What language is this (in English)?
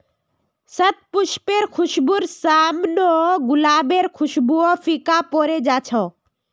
Magahi